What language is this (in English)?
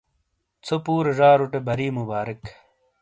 Shina